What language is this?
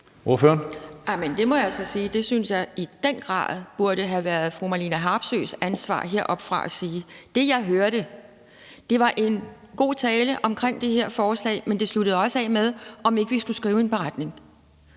Danish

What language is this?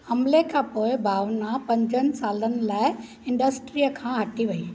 Sindhi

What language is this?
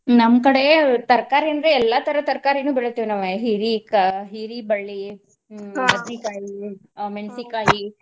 Kannada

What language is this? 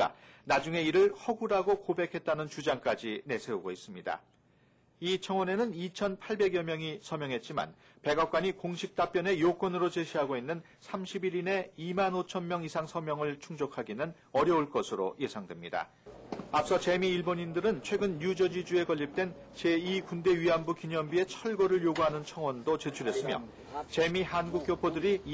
Korean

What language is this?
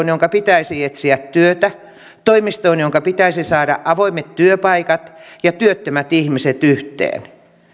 Finnish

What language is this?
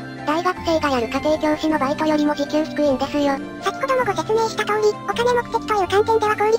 Japanese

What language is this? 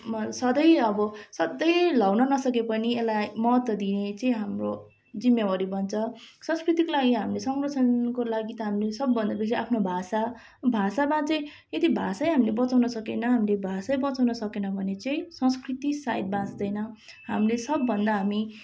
Nepali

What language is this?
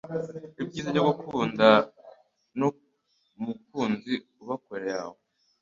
Kinyarwanda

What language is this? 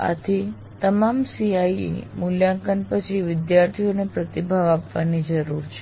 Gujarati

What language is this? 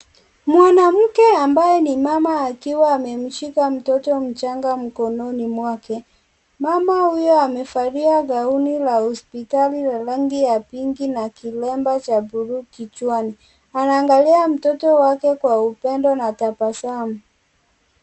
Swahili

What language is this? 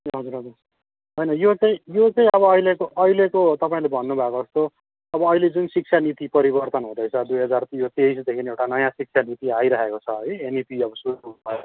Nepali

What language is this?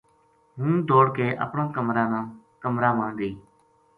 Gujari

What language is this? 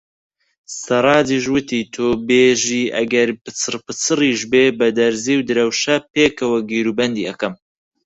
Central Kurdish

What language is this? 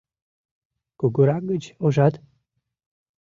Mari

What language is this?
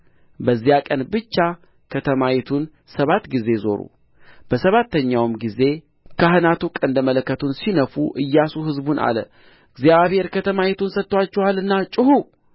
Amharic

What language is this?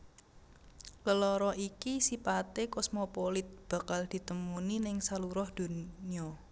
Javanese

